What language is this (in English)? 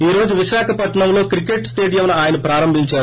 Telugu